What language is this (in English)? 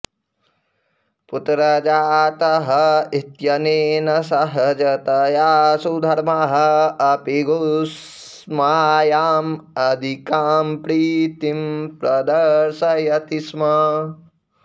Sanskrit